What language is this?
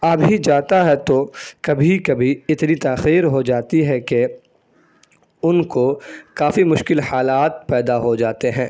Urdu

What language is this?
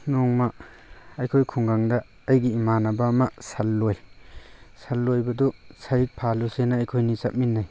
Manipuri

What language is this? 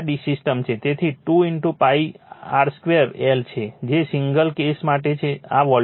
Gujarati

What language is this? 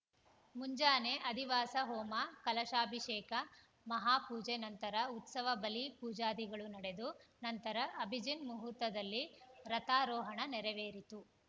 Kannada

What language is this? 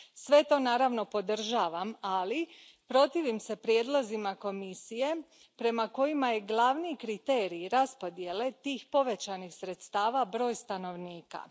Croatian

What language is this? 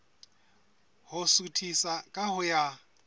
Southern Sotho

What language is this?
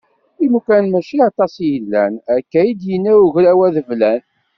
Kabyle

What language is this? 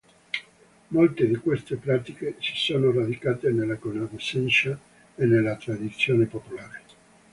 Italian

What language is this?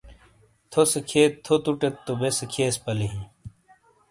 Shina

